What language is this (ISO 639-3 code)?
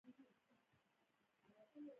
pus